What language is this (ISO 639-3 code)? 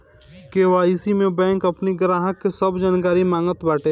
bho